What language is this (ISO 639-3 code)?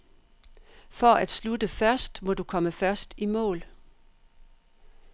dan